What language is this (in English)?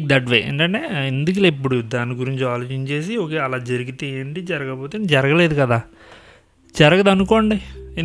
Telugu